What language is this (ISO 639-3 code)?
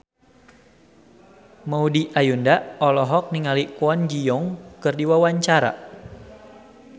sun